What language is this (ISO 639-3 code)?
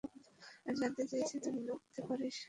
ben